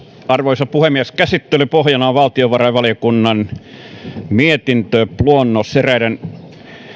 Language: Finnish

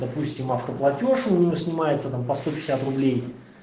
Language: Russian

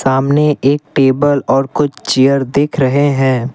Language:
Hindi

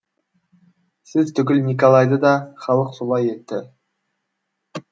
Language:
Kazakh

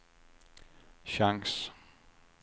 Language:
Swedish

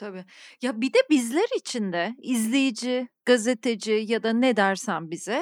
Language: Turkish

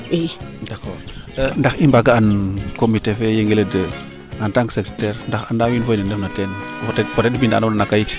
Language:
Serer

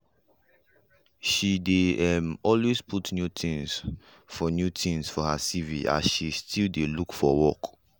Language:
Nigerian Pidgin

